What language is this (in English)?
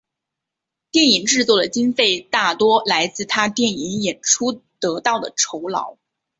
Chinese